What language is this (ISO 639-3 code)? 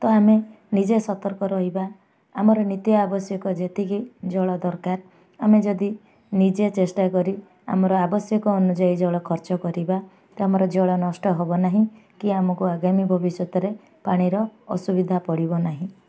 ori